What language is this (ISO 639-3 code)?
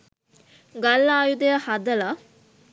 sin